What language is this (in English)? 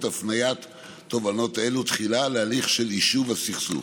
Hebrew